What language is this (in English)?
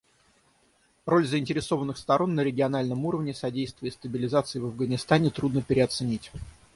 Russian